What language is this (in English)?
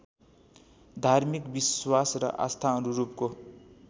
Nepali